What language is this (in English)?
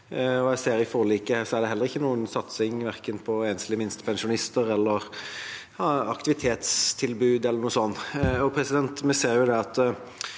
Norwegian